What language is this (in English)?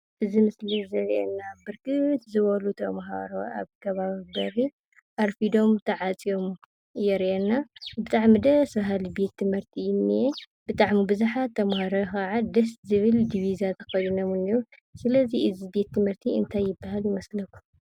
Tigrinya